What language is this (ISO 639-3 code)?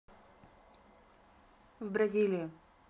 rus